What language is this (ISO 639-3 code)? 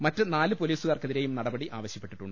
mal